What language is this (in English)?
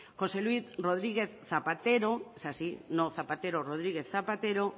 Basque